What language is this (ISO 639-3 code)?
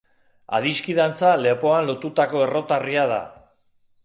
eus